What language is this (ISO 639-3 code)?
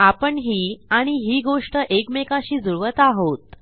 mar